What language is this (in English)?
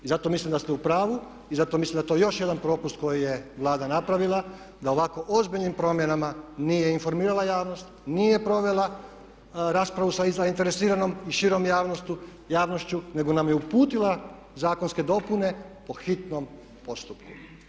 Croatian